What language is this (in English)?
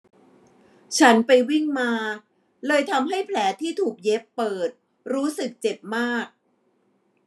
Thai